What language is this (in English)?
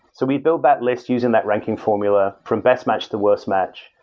English